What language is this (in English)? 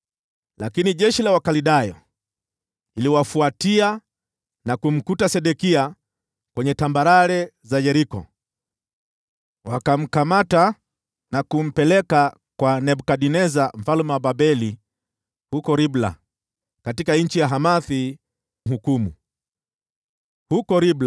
Swahili